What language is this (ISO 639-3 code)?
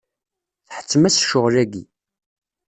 kab